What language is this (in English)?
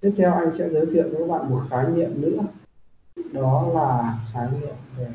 Vietnamese